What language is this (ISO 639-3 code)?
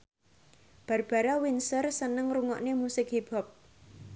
jav